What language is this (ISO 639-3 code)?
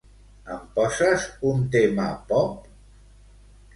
cat